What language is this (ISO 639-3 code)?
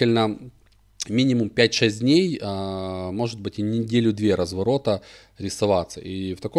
rus